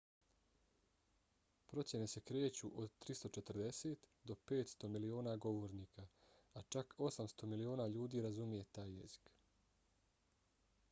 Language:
Bosnian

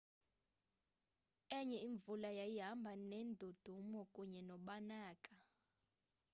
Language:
Xhosa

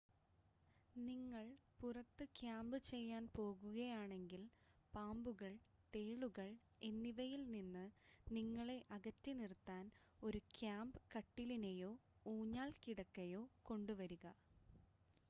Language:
Malayalam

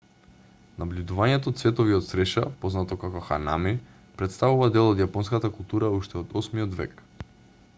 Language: Macedonian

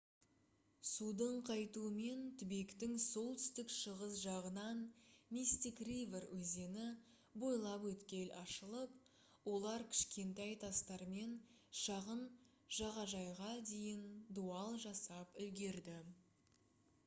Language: Kazakh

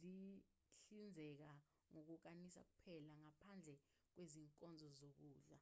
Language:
Zulu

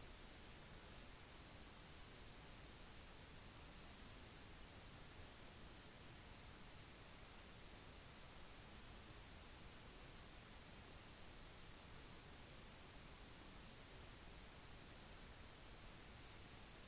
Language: Norwegian Bokmål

